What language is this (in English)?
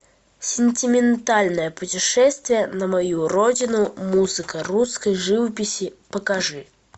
Russian